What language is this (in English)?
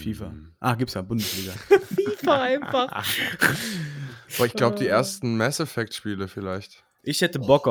German